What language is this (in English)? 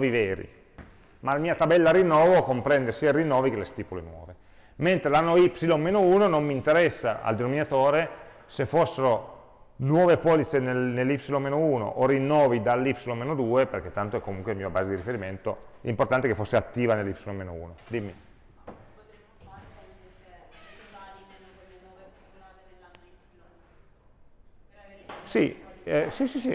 Italian